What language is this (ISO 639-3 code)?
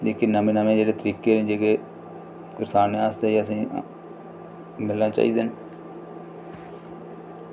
doi